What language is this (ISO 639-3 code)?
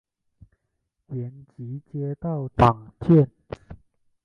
zho